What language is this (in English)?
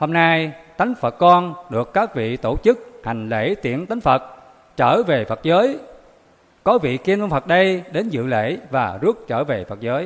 Vietnamese